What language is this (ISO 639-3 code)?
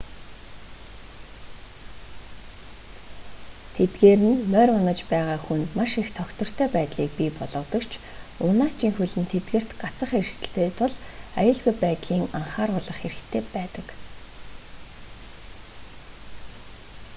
mon